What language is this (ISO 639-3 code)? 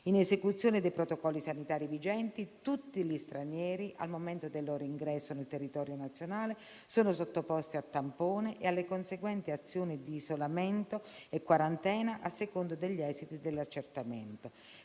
ita